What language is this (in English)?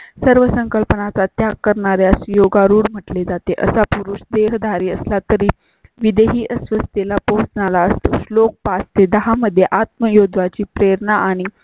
Marathi